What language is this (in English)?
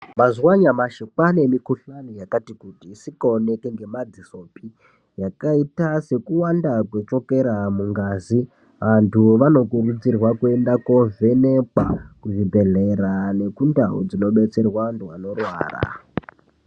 Ndau